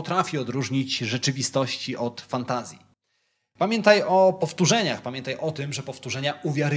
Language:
Polish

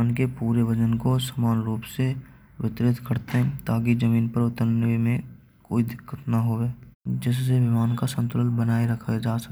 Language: Braj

